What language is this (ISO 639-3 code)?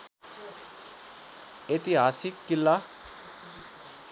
nep